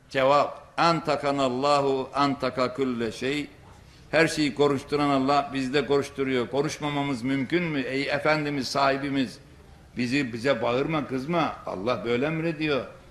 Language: Turkish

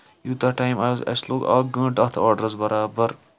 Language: Kashmiri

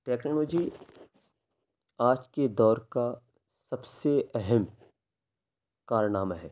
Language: Urdu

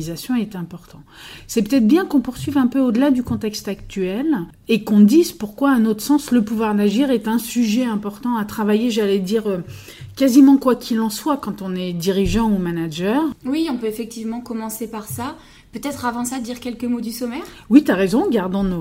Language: French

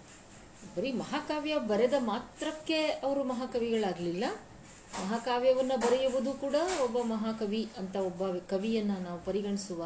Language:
Kannada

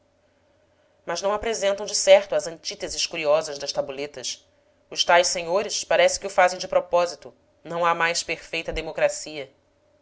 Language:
Portuguese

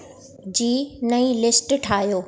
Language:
Sindhi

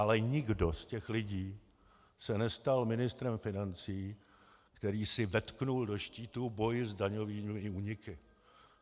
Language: Czech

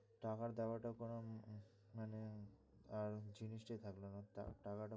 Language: Bangla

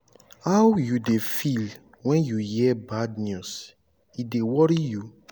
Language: Nigerian Pidgin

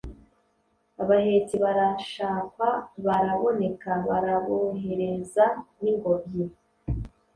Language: Kinyarwanda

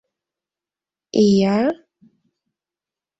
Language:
Mari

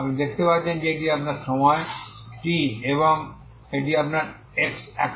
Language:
Bangla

